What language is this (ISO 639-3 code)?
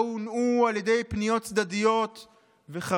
heb